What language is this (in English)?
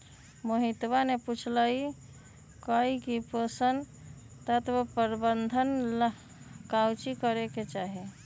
Magahi